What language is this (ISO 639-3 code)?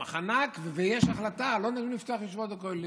heb